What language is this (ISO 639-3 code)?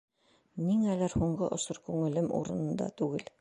bak